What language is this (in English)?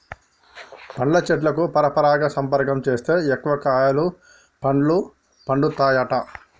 Telugu